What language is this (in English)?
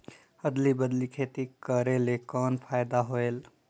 Chhattisgarhi